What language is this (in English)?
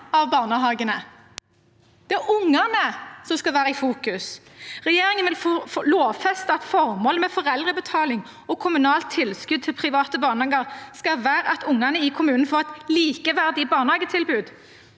Norwegian